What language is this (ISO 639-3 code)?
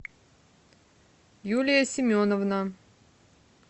rus